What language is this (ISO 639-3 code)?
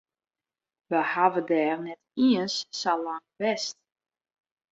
fry